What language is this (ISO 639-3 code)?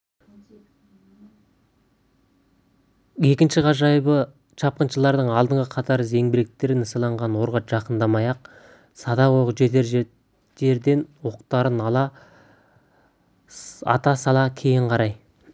kaz